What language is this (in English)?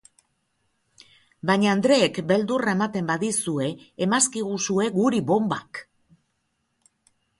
Basque